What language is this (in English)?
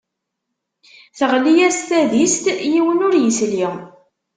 Kabyle